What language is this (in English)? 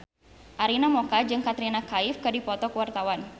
Sundanese